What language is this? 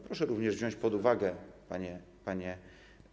Polish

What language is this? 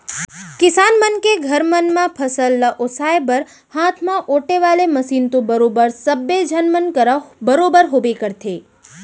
Chhattisgarhi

